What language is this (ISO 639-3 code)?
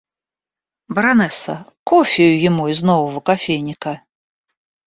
rus